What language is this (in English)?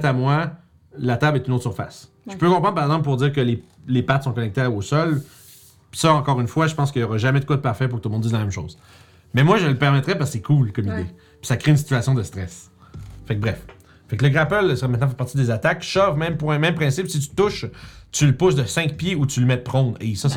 French